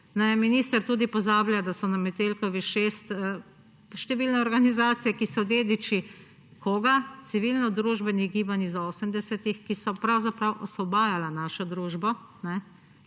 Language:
Slovenian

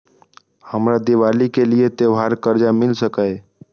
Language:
Maithili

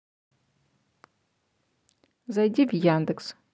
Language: Russian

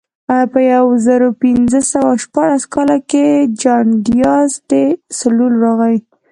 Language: Pashto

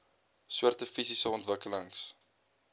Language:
Afrikaans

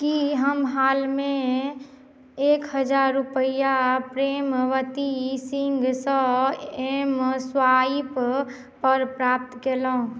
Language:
Maithili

